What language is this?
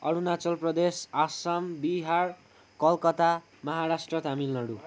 Nepali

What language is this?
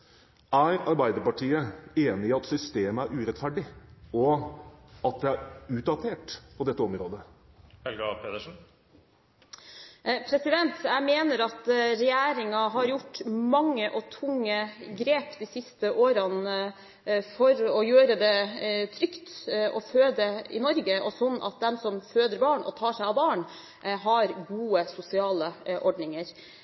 Norwegian Bokmål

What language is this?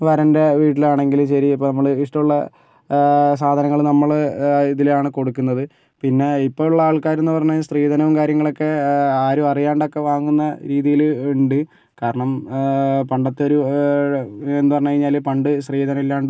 Malayalam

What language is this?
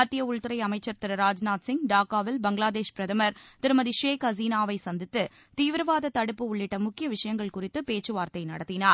Tamil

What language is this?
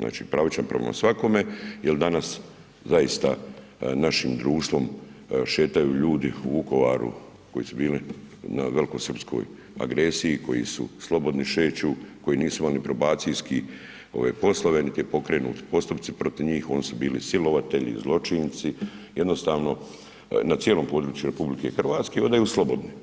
Croatian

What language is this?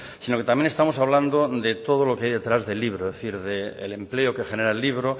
Spanish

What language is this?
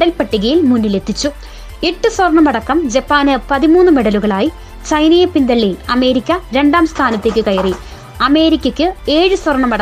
Malayalam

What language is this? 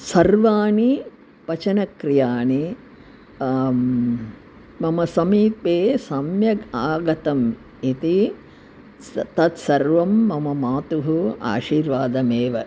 Sanskrit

